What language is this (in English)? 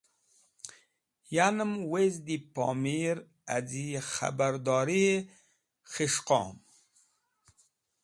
Wakhi